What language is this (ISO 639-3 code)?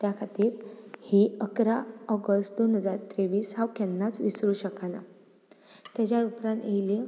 kok